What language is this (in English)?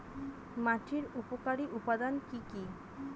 Bangla